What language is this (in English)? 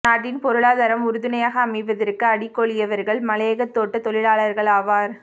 Tamil